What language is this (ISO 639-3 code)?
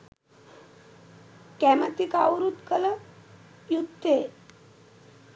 sin